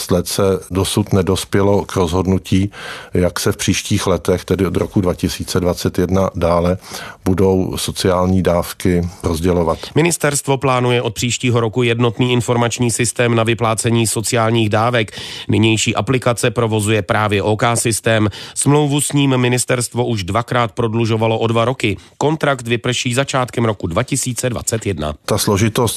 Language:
Czech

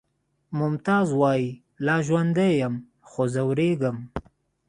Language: Pashto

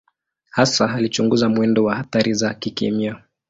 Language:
Swahili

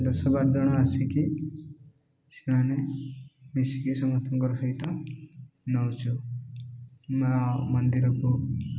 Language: Odia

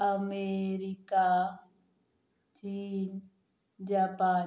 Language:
Marathi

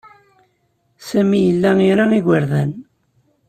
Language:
Kabyle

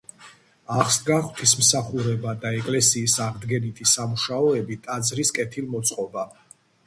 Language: Georgian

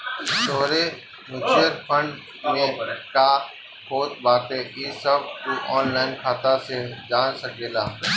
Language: Bhojpuri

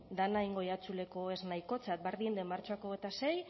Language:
Basque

